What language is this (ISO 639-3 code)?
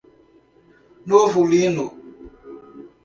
por